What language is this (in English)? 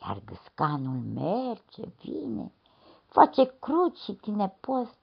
Romanian